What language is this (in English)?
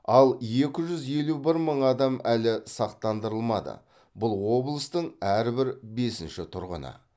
Kazakh